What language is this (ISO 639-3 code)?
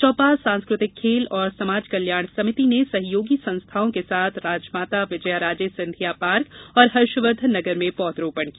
hin